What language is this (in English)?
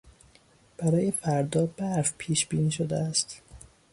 Persian